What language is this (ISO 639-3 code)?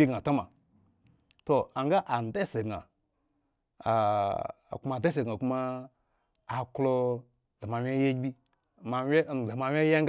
ego